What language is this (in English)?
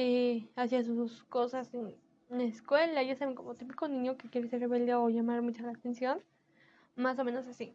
Spanish